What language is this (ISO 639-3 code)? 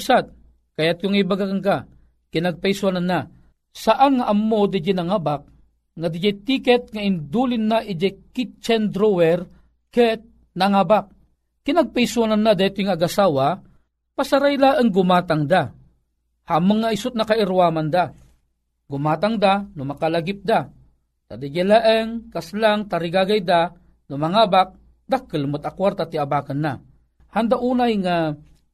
fil